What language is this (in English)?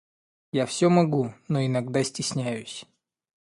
Russian